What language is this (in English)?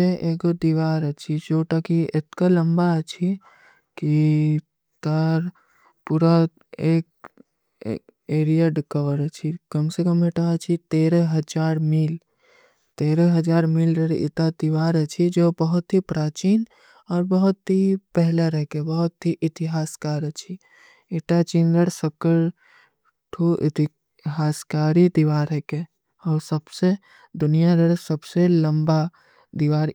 Kui (India)